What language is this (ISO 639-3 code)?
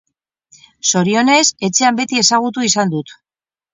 eus